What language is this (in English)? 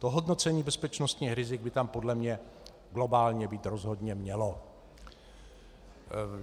Czech